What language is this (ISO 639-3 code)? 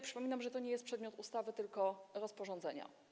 pol